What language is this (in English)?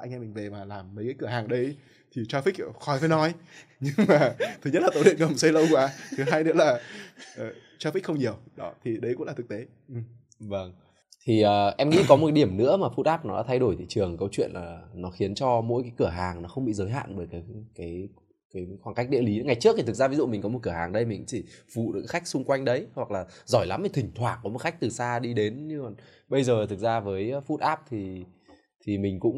Vietnamese